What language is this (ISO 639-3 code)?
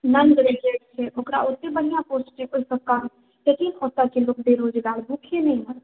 mai